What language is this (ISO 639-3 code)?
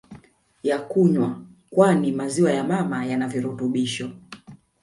swa